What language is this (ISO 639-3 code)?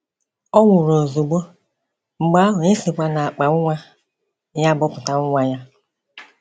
ibo